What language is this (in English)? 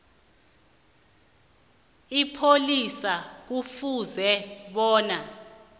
South Ndebele